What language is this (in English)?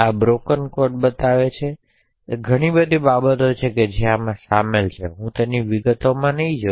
Gujarati